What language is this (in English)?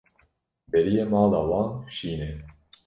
Kurdish